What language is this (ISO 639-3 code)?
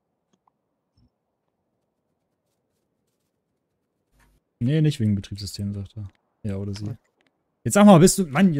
deu